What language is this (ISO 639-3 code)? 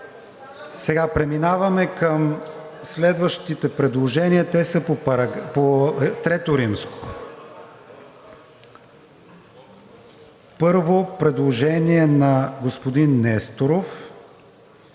bul